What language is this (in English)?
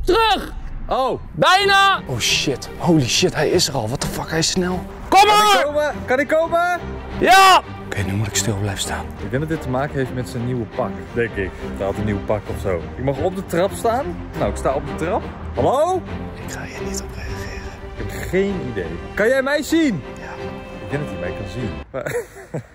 Dutch